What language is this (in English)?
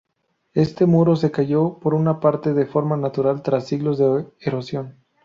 Spanish